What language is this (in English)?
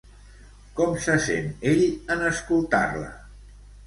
Catalan